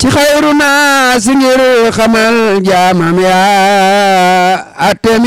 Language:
Indonesian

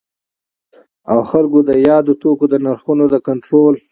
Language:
Pashto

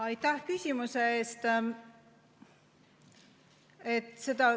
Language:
Estonian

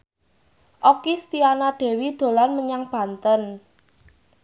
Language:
Javanese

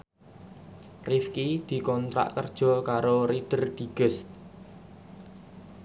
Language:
Javanese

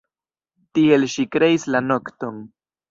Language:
Esperanto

